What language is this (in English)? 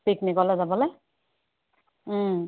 Assamese